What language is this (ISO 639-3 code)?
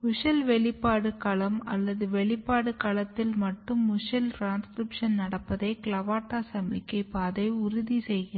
tam